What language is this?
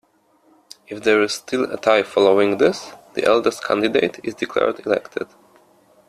English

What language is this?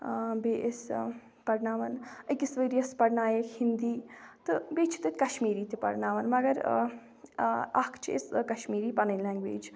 Kashmiri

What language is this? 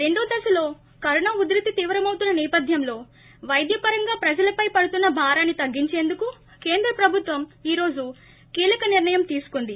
Telugu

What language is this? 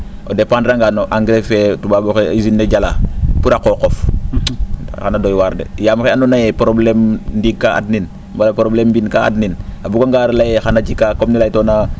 Serer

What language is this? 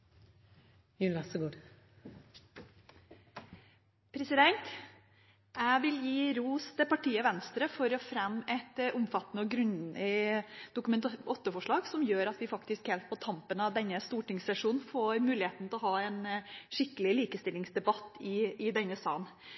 Norwegian Bokmål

